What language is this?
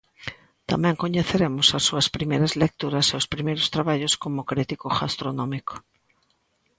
Galician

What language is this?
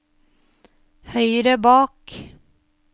Norwegian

